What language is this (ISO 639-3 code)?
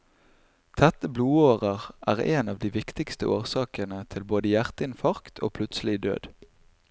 nor